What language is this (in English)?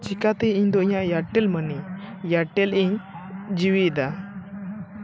Santali